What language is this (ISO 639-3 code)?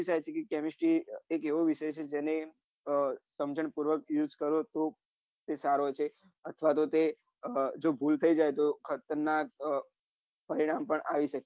guj